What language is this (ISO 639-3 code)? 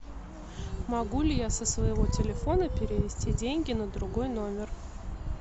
rus